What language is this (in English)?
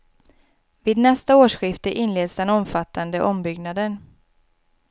Swedish